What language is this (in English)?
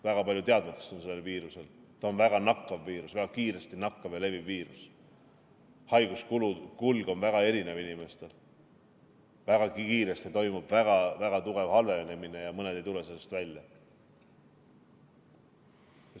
Estonian